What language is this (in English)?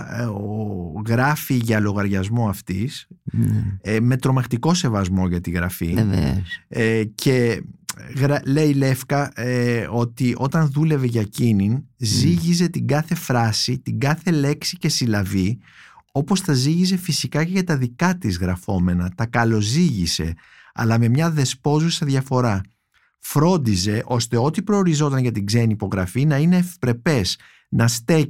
Greek